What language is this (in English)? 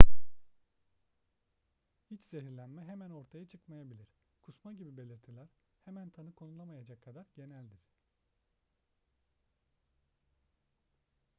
Turkish